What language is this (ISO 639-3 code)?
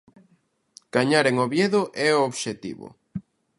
glg